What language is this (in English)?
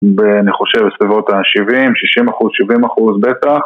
Hebrew